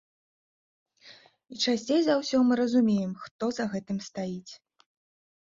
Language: Belarusian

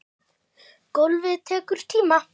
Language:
Icelandic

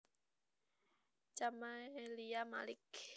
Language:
Javanese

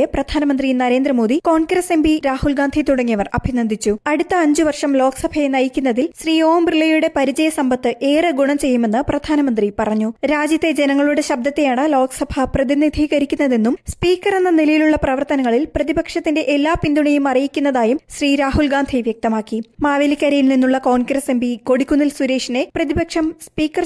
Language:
Malayalam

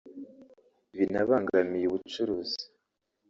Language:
Kinyarwanda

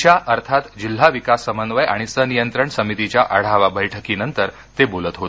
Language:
Marathi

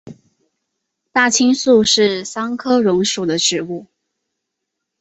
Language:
Chinese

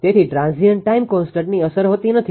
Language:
Gujarati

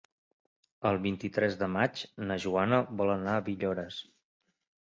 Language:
Catalan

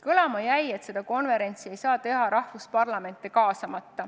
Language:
Estonian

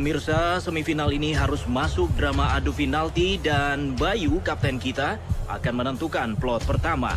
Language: Indonesian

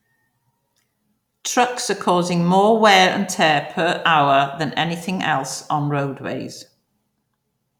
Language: English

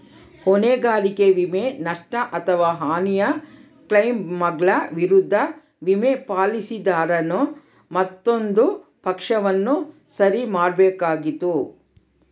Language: Kannada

